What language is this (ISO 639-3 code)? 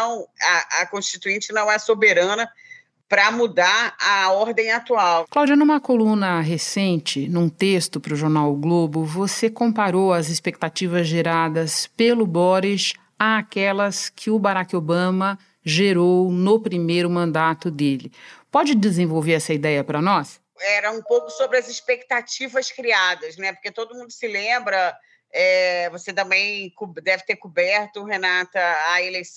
por